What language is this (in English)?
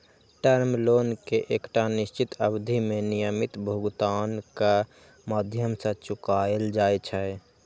Maithili